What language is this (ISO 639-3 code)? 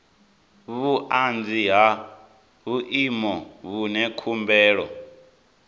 ven